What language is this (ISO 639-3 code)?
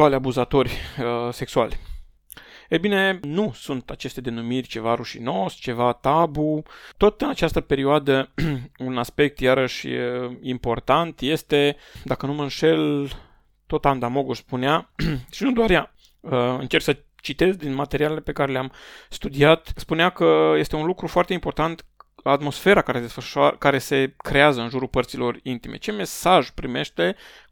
ron